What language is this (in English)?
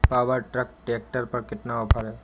Hindi